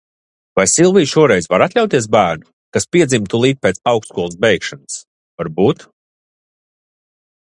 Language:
Latvian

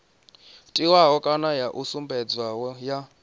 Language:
Venda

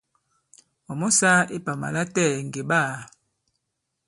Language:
Bankon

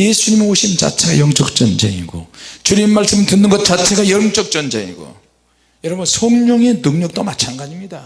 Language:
Korean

